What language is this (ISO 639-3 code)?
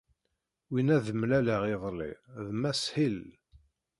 kab